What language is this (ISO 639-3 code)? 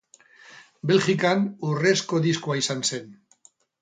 eus